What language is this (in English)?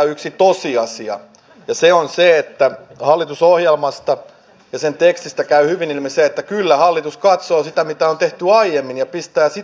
Finnish